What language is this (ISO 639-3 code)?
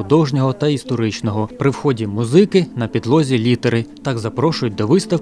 ukr